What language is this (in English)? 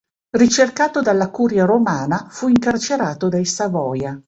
Italian